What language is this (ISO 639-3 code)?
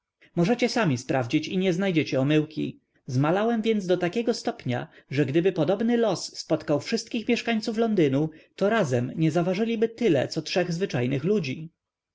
pol